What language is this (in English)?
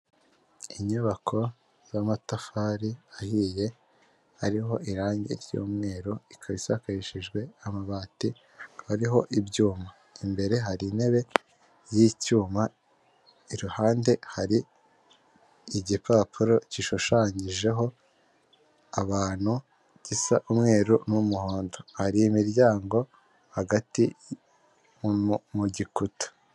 Kinyarwanda